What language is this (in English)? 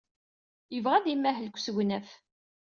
Kabyle